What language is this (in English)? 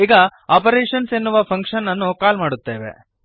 Kannada